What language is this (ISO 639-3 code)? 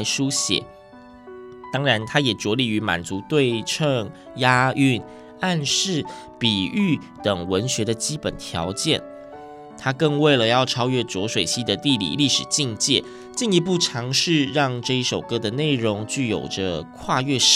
zho